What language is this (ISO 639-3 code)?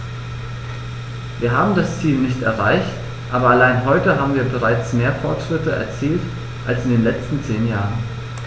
deu